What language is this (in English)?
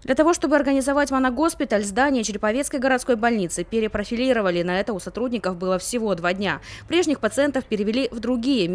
Russian